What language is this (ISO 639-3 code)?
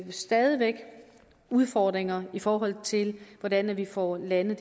dan